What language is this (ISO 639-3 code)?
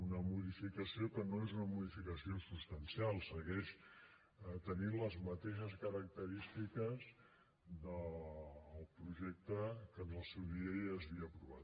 cat